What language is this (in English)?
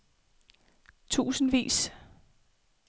Danish